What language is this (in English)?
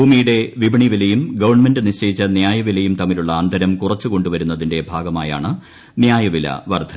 Malayalam